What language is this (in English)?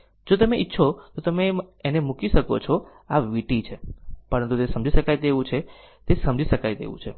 Gujarati